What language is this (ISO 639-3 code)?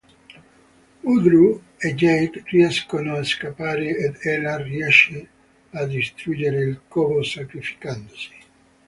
ita